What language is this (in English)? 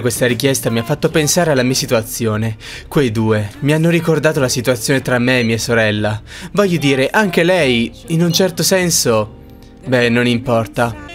Italian